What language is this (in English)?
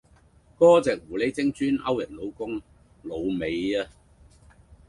Cantonese